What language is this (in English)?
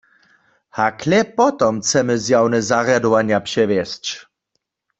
Upper Sorbian